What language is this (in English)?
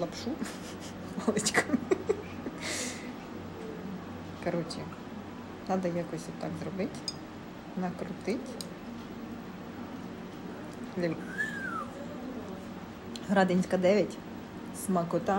Ukrainian